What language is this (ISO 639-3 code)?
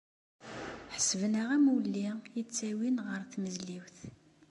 kab